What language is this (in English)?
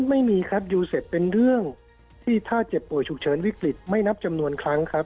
Thai